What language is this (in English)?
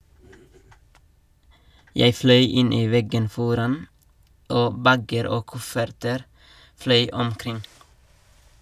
Norwegian